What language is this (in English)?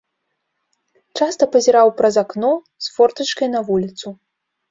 Belarusian